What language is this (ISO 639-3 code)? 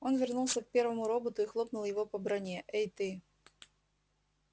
rus